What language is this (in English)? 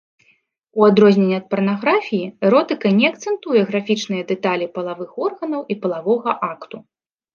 Belarusian